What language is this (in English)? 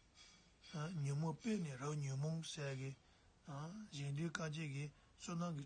Turkish